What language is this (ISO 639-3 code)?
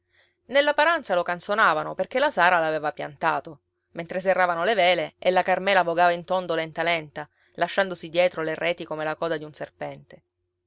ita